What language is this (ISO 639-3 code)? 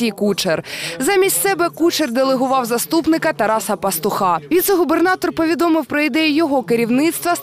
ukr